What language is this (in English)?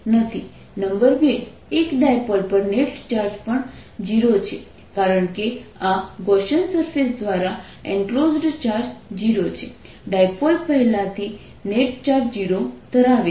Gujarati